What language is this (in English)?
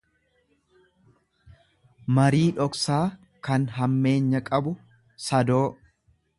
Oromo